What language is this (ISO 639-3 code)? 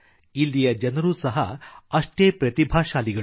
kan